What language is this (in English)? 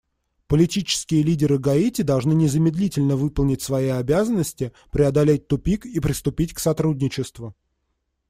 Russian